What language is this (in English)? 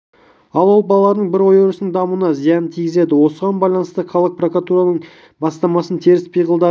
Kazakh